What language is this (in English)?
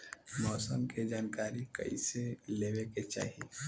Bhojpuri